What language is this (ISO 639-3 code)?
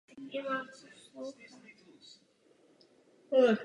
ces